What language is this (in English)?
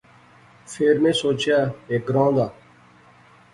Pahari-Potwari